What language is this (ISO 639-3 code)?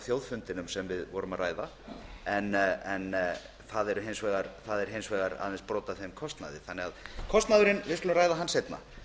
isl